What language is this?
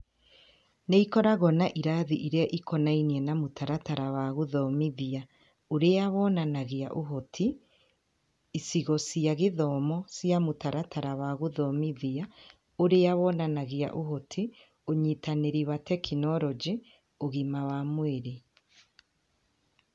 Kikuyu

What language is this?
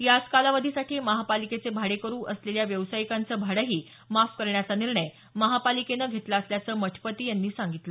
Marathi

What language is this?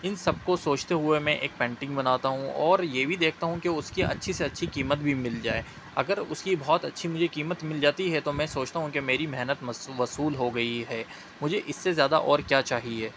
Urdu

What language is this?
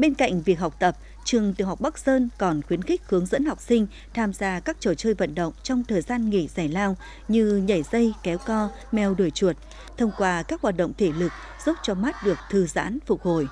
Vietnamese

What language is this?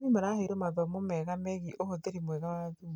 Kikuyu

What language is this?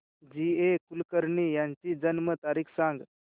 Marathi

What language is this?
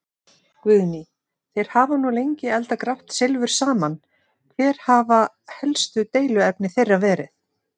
Icelandic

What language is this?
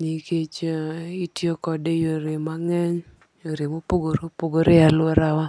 Luo (Kenya and Tanzania)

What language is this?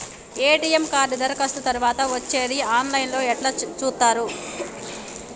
Telugu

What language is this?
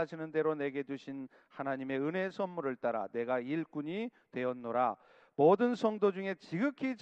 Korean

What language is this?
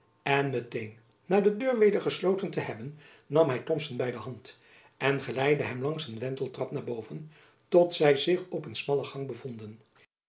Dutch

